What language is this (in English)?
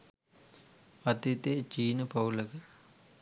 Sinhala